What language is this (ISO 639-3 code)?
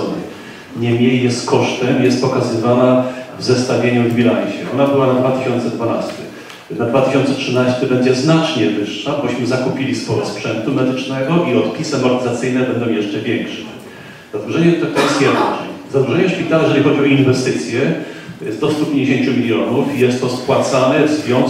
pol